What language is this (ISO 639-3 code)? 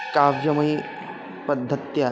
san